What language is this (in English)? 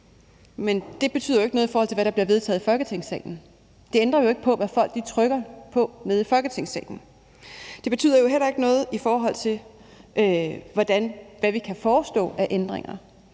Danish